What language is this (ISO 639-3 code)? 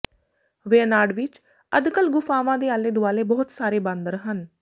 pan